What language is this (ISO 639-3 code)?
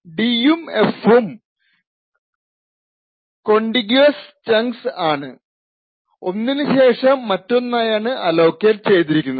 mal